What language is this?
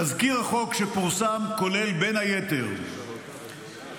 Hebrew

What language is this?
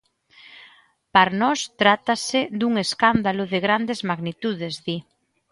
Galician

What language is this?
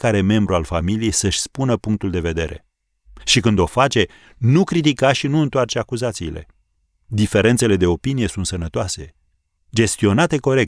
Romanian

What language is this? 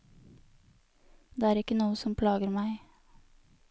Norwegian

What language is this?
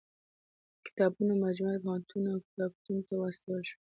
Pashto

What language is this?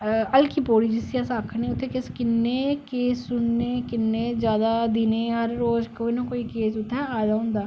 Dogri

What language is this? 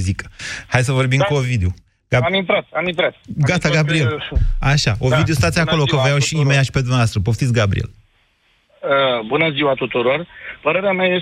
Romanian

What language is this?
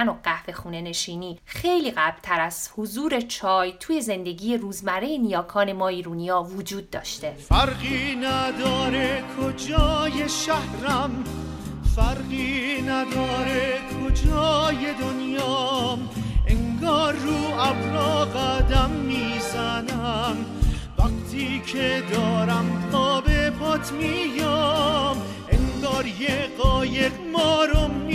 Persian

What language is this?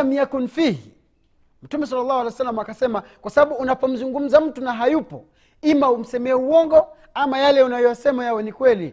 Swahili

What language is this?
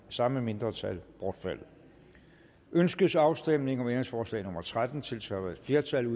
Danish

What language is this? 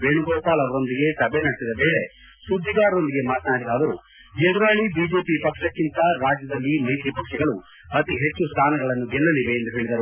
Kannada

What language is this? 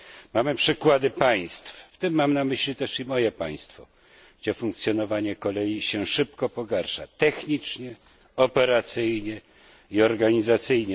Polish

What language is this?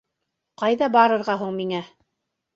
Bashkir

